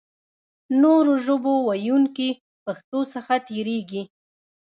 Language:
Pashto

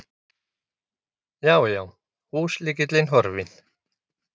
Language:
Icelandic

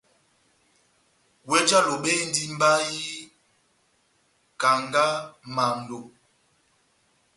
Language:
Batanga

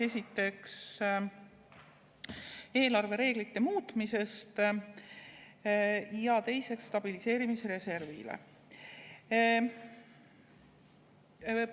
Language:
Estonian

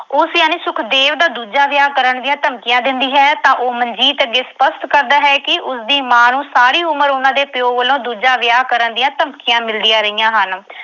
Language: Punjabi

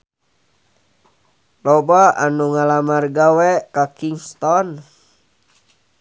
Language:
Sundanese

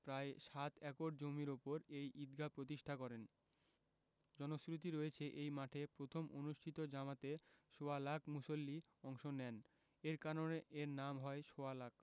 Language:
Bangla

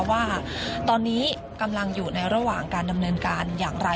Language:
Thai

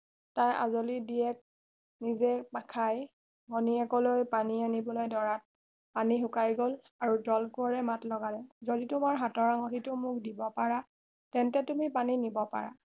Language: Assamese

